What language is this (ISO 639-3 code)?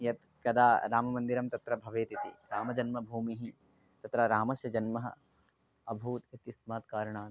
san